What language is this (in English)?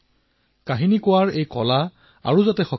Assamese